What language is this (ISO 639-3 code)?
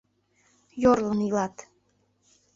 chm